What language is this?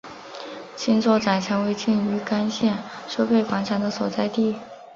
Chinese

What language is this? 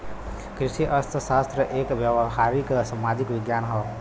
Bhojpuri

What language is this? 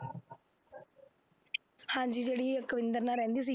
Punjabi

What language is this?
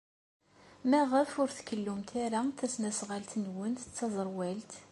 Kabyle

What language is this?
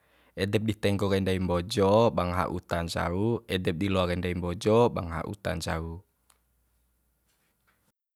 Bima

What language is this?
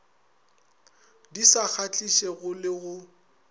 Northern Sotho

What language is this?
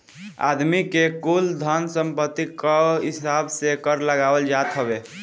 Bhojpuri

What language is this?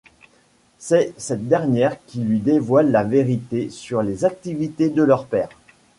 French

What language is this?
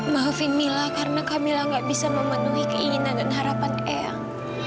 Indonesian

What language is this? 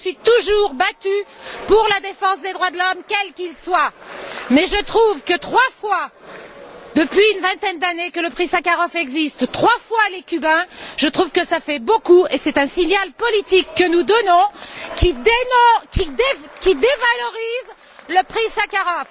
French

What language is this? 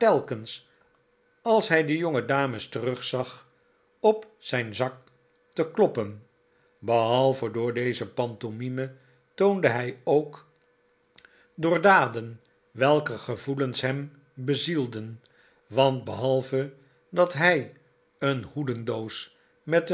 Dutch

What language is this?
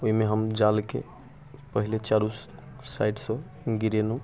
Maithili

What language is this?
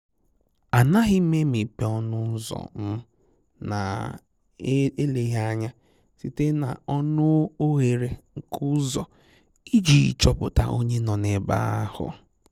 Igbo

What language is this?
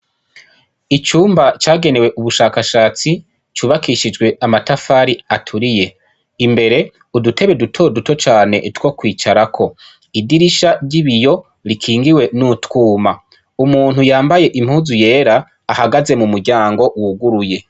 Rundi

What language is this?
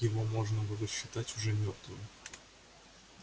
Russian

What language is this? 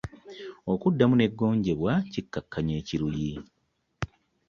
Ganda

